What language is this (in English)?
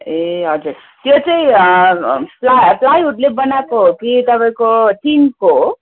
Nepali